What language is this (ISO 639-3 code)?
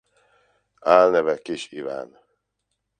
hun